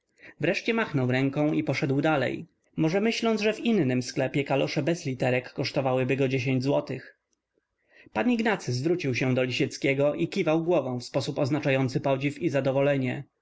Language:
Polish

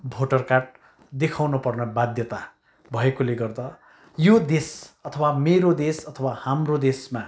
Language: Nepali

